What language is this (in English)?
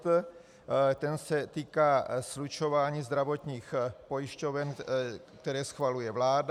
Czech